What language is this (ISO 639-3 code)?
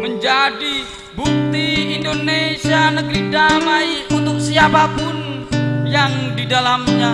ind